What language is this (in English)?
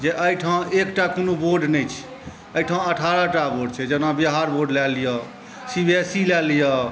Maithili